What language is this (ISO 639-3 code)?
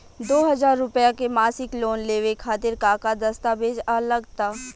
bho